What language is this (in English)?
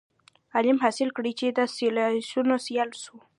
Pashto